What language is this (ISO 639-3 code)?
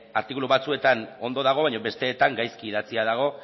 eus